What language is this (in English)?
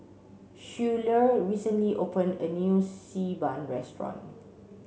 English